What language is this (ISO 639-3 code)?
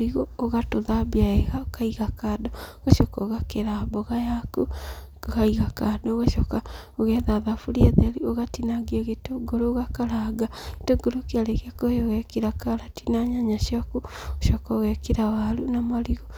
kik